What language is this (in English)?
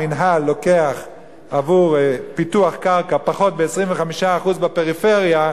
Hebrew